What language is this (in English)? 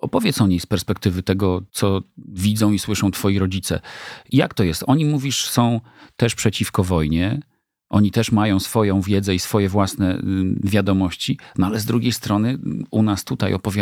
Polish